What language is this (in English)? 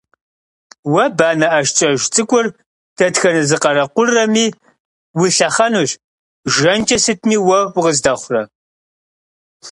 Kabardian